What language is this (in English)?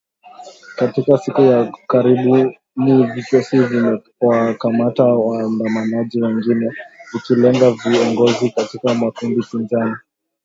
Swahili